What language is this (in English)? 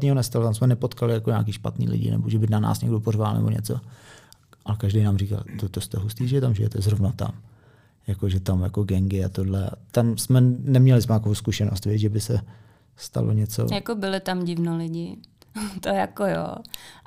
Czech